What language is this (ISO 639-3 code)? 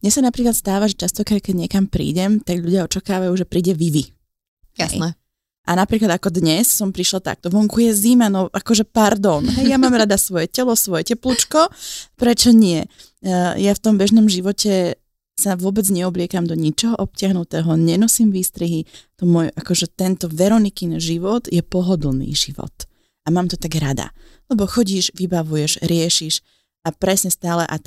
slk